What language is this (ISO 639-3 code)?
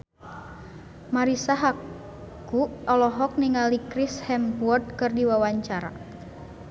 sun